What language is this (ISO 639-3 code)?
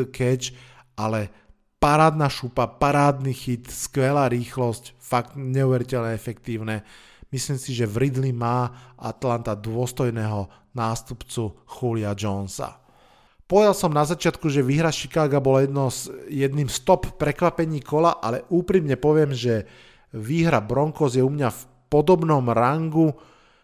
slk